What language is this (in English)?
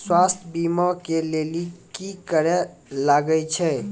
Maithili